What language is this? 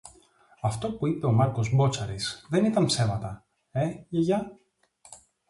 Greek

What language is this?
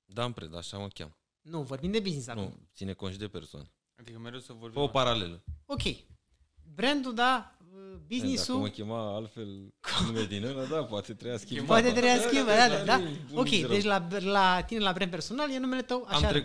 Romanian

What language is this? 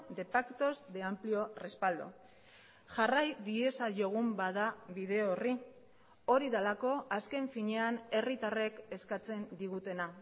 Basque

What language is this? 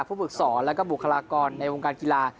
Thai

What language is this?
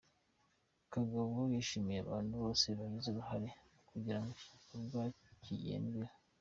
Kinyarwanda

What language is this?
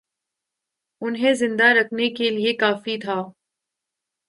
Urdu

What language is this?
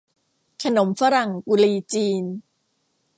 Thai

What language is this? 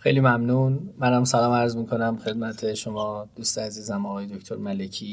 Persian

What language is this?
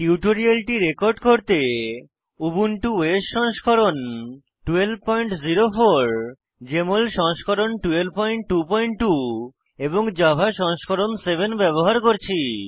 Bangla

